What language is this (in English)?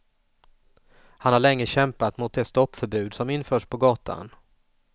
Swedish